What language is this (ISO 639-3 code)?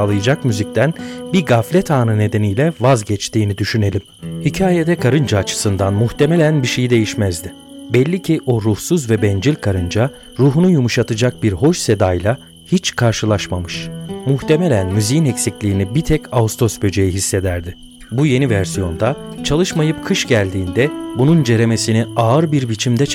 tur